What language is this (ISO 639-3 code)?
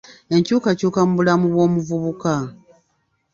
lug